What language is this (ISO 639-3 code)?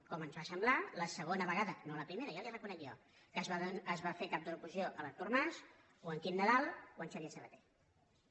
cat